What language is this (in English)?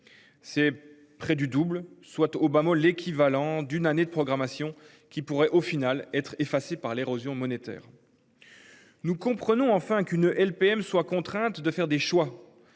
French